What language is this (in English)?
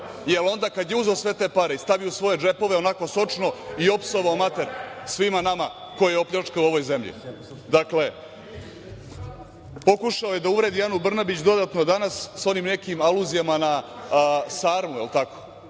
Serbian